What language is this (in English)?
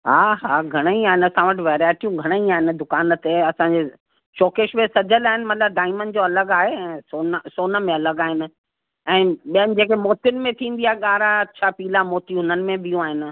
Sindhi